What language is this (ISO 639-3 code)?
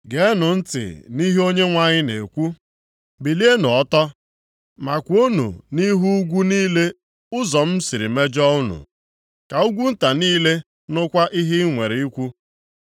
ibo